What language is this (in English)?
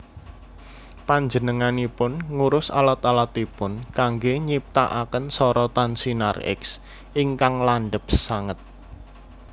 Javanese